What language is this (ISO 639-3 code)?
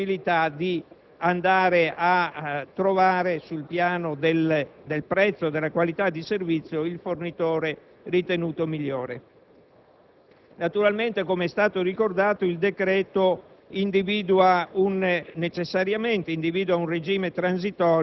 ita